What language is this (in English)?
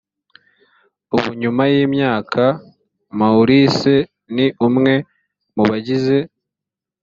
Kinyarwanda